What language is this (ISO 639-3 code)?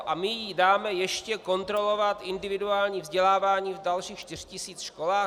ces